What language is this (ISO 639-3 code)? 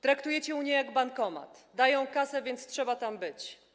pol